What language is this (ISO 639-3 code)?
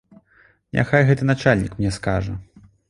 bel